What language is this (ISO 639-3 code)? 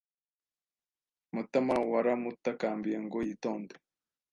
kin